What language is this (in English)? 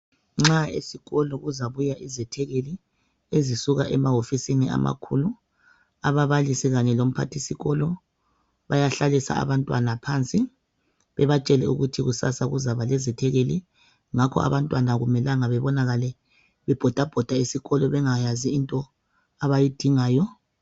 North Ndebele